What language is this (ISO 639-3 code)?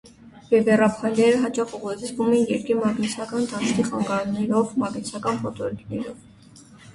hye